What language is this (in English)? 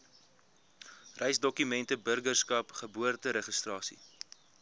Afrikaans